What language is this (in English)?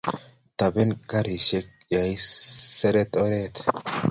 Kalenjin